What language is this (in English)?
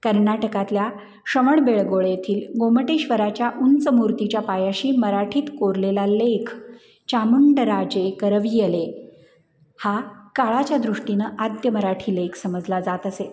Marathi